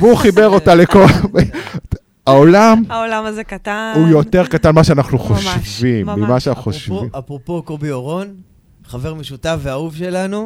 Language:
Hebrew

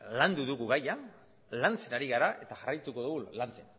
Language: Basque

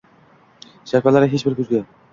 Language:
Uzbek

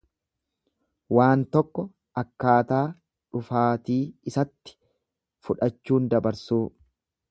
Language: Oromo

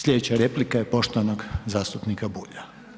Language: Croatian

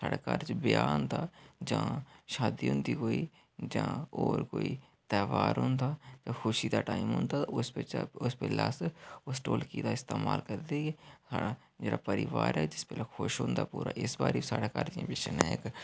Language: Dogri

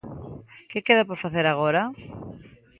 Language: Galician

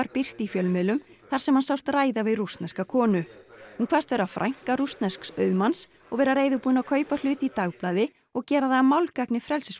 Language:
Icelandic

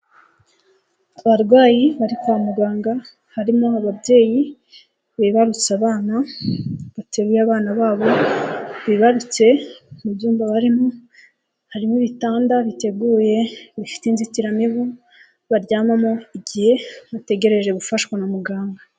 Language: Kinyarwanda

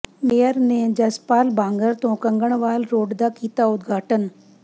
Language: Punjabi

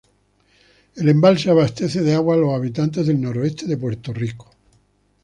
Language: Spanish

